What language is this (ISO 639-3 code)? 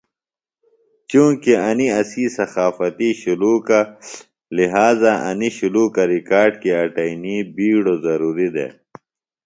phl